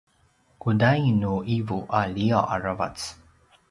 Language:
Paiwan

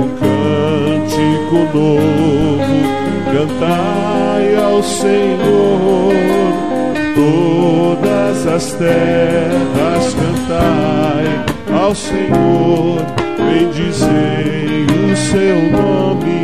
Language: Portuguese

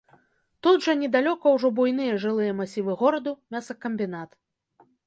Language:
Belarusian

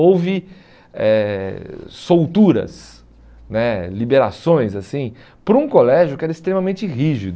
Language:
Portuguese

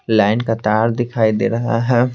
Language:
Hindi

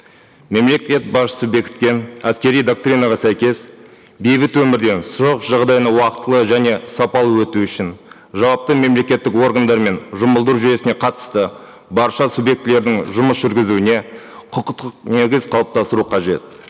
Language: Kazakh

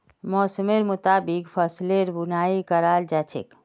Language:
Magahi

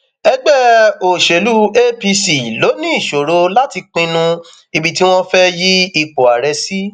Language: Yoruba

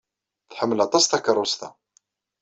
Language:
Kabyle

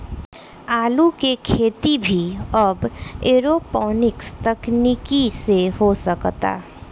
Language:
Bhojpuri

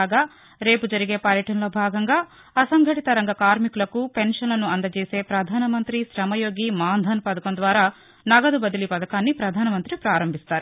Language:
Telugu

